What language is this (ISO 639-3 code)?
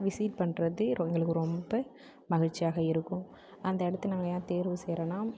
tam